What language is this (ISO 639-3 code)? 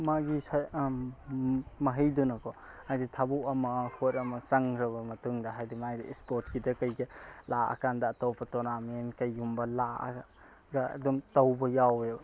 mni